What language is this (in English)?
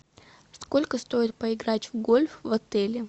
Russian